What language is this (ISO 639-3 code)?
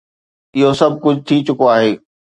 snd